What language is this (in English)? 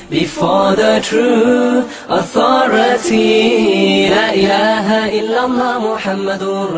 Filipino